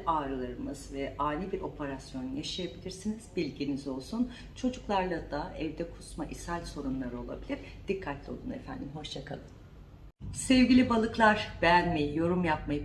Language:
Turkish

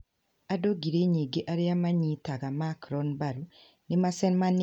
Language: Kikuyu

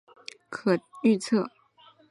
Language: Chinese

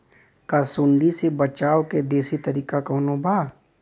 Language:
Bhojpuri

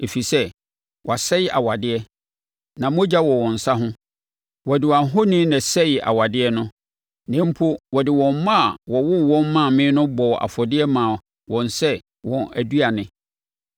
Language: Akan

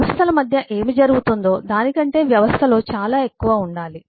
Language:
Telugu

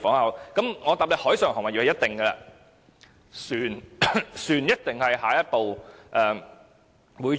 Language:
Cantonese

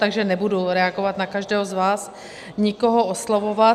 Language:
Czech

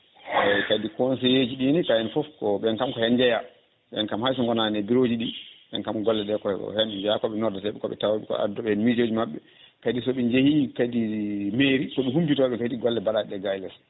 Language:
Fula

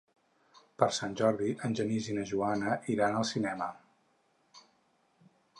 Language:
Catalan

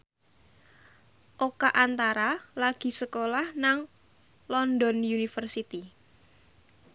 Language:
Javanese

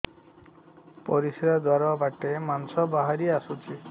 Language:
Odia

